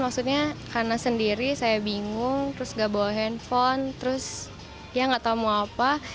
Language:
Indonesian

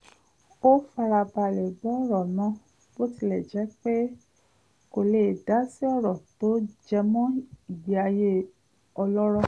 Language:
Yoruba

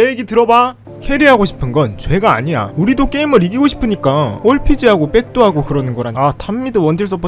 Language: Korean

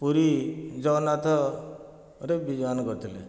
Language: Odia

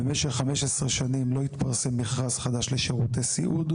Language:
Hebrew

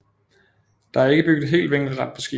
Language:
Danish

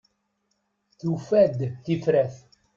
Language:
Kabyle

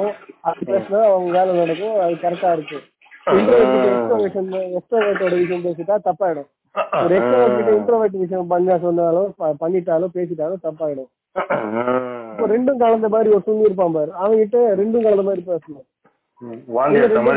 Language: Tamil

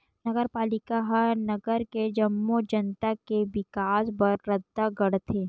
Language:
Chhattisgarhi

